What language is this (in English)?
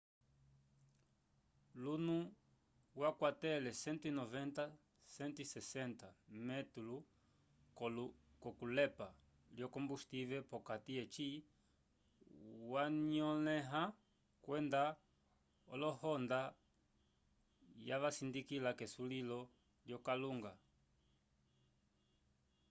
Umbundu